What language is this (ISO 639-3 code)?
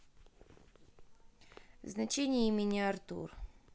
rus